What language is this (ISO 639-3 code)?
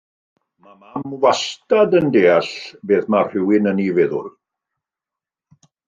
cym